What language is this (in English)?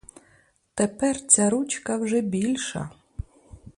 Ukrainian